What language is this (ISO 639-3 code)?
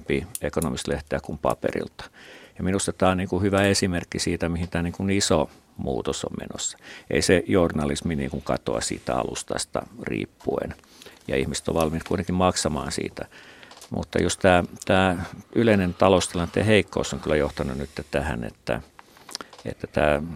fin